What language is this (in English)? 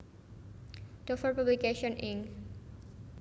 Javanese